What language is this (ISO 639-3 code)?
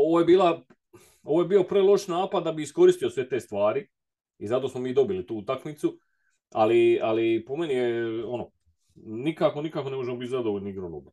hrv